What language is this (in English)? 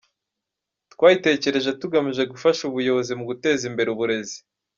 Kinyarwanda